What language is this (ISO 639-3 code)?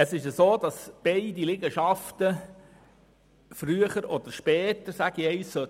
gsw